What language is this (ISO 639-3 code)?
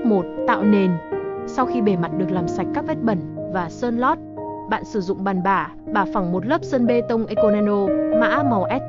vie